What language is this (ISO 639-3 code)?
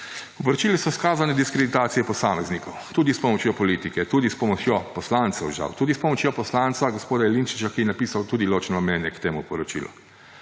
slv